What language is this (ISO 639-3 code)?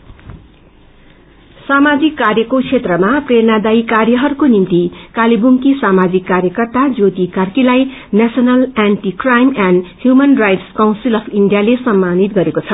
nep